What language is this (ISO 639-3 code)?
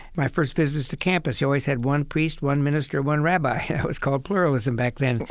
eng